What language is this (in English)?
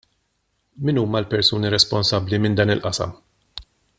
Maltese